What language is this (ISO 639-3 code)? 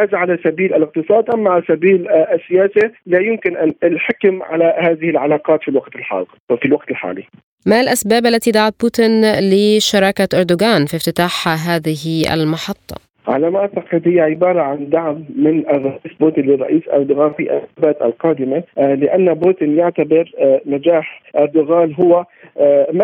ara